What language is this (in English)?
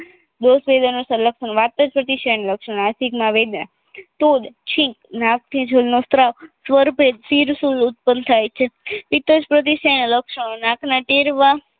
Gujarati